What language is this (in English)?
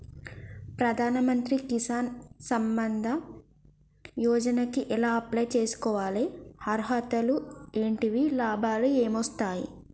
Telugu